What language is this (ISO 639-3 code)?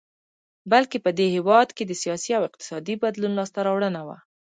pus